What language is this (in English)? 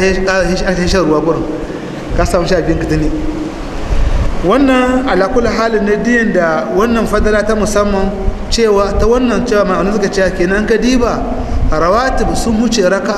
Arabic